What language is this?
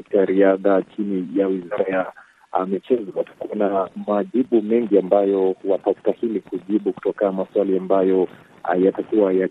Swahili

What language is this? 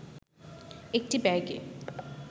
Bangla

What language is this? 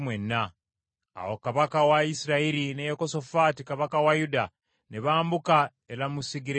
Ganda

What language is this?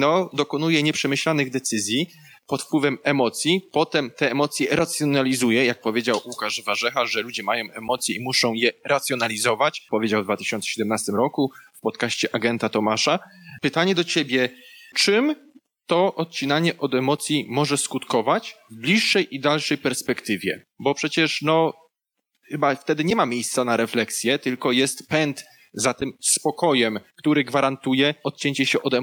Polish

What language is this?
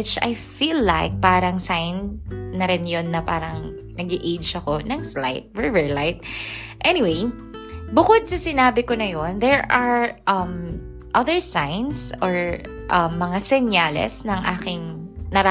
Filipino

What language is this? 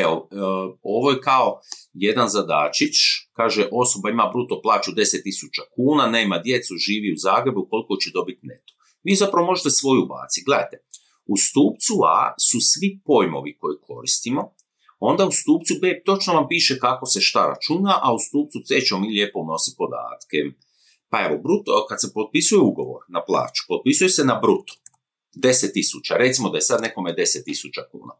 Croatian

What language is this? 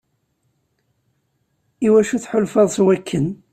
Kabyle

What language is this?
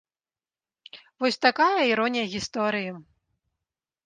Belarusian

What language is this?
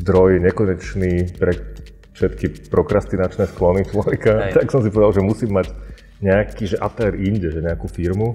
Slovak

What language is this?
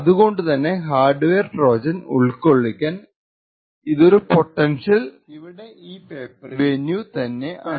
Malayalam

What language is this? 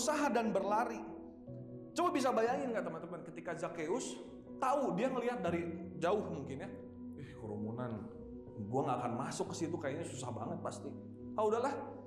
Indonesian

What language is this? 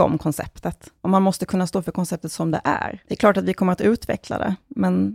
Swedish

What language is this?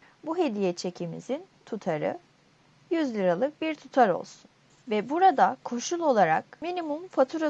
Turkish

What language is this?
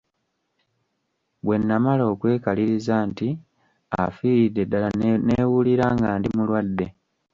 Ganda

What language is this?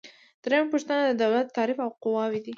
Pashto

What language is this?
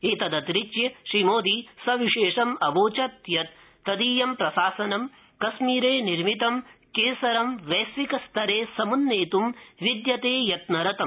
Sanskrit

